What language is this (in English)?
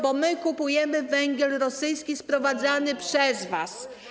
Polish